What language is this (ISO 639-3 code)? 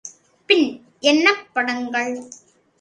tam